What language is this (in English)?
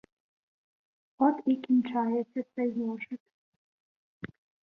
Ukrainian